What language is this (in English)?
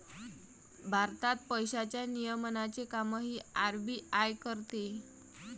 Marathi